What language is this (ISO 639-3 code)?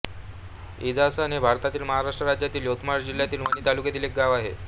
mar